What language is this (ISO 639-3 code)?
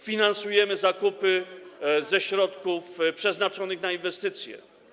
pol